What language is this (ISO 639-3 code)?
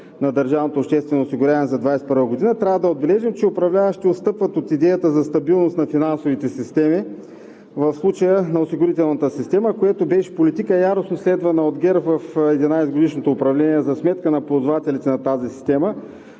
bul